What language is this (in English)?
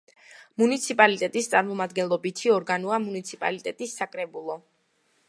Georgian